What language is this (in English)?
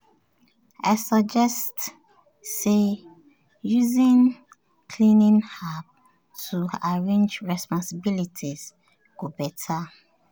Nigerian Pidgin